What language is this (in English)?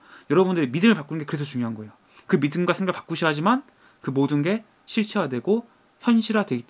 Korean